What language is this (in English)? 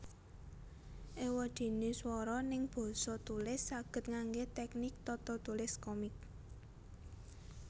Javanese